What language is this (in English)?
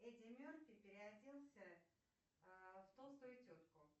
Russian